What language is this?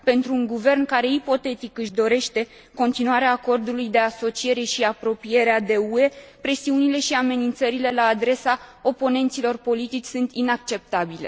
Romanian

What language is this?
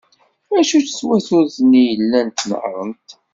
Kabyle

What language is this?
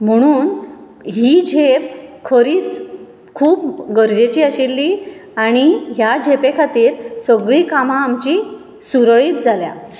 Konkani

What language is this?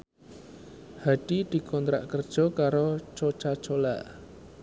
Javanese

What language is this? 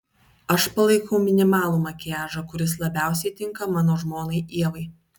Lithuanian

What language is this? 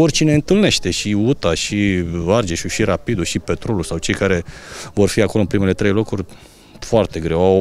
Romanian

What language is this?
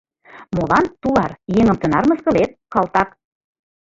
Mari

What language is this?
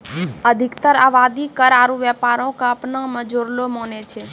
Maithili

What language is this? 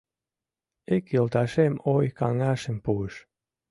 Mari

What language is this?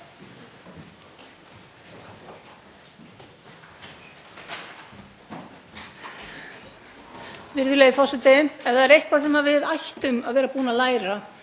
Icelandic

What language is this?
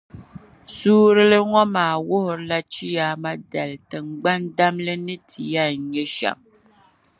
Dagbani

